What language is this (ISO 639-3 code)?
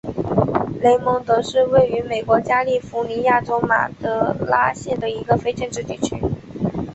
zho